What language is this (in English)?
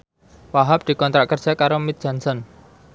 Javanese